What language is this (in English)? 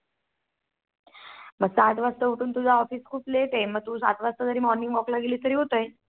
Marathi